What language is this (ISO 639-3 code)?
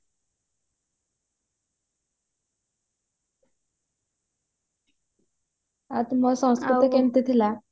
ori